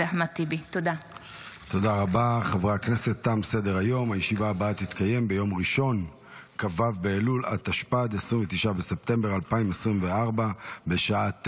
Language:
Hebrew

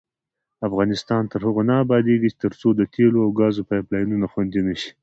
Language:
Pashto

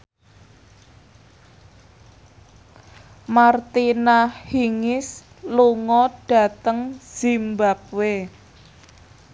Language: Javanese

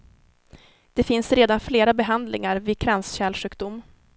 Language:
Swedish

